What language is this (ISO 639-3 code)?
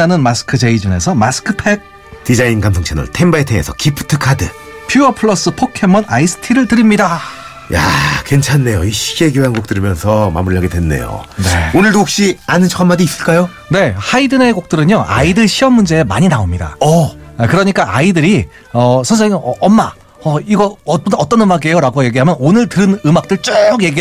kor